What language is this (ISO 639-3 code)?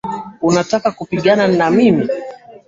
swa